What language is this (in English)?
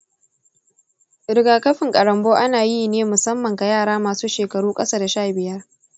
Hausa